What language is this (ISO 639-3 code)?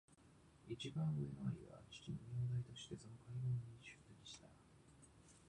jpn